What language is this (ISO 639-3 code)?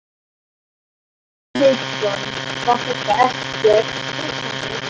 isl